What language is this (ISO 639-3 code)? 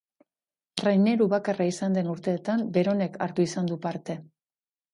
eus